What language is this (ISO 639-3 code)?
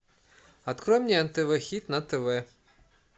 rus